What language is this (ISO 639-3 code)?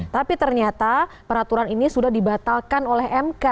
ind